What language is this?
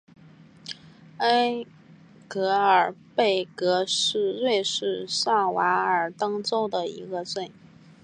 Chinese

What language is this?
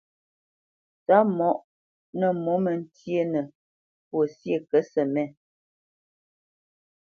Bamenyam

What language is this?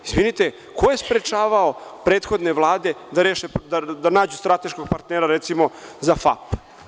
Serbian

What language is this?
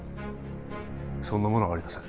Japanese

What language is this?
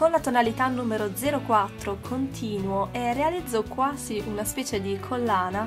Italian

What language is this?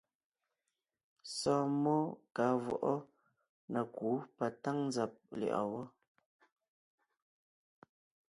Ngiemboon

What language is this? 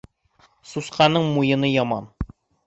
Bashkir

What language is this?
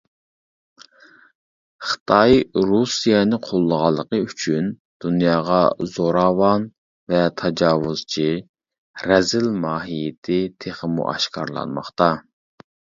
Uyghur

